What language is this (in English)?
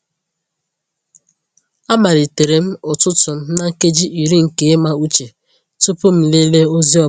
Igbo